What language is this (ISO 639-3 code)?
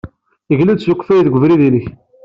kab